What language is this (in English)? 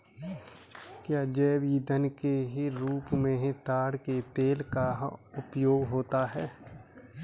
Hindi